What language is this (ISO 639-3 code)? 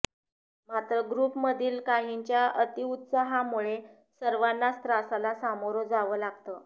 mar